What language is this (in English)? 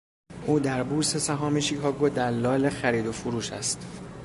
Persian